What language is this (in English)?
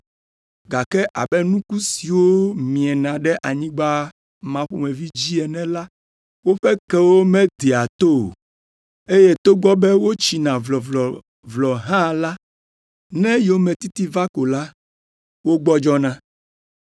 Ewe